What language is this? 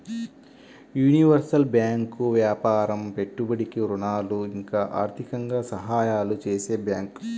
Telugu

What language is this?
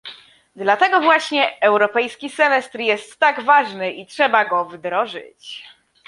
Polish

